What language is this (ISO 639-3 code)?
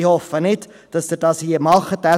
gsw